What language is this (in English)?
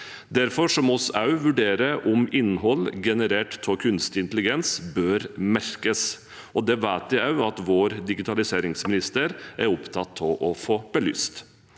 Norwegian